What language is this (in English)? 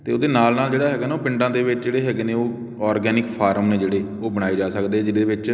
Punjabi